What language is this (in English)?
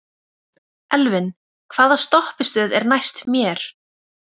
Icelandic